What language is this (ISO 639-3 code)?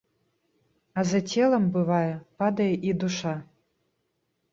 bel